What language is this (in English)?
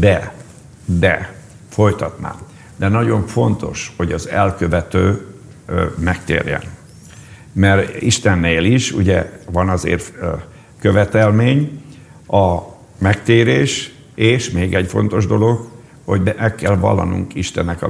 Hungarian